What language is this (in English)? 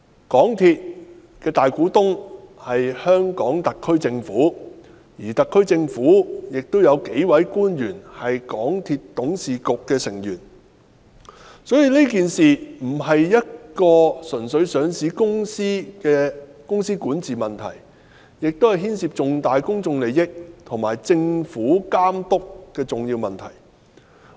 Cantonese